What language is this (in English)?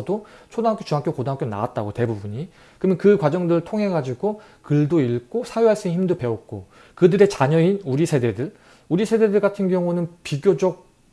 Korean